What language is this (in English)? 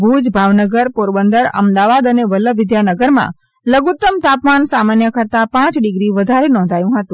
Gujarati